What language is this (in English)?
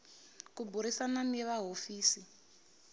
Tsonga